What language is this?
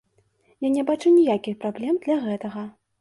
Belarusian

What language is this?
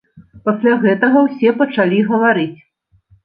Belarusian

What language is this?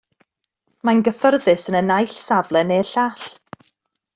Welsh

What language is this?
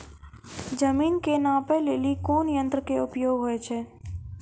Maithili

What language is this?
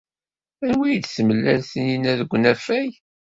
Kabyle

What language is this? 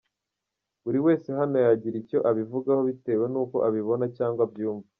Kinyarwanda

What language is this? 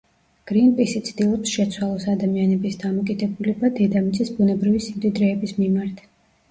Georgian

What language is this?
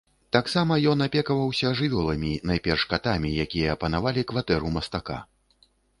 Belarusian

